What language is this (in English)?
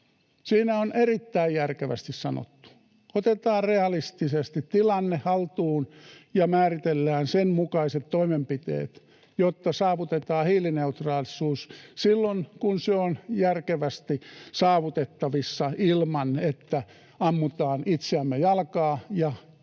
Finnish